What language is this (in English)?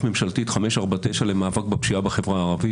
Hebrew